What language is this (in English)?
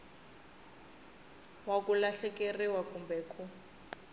Tsonga